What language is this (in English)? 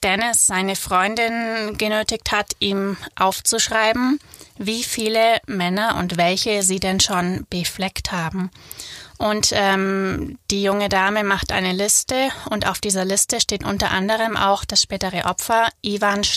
German